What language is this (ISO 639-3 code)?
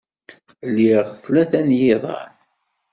kab